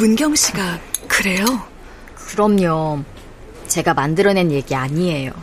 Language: Korean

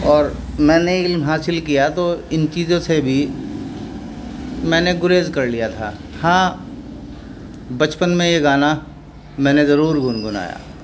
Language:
Urdu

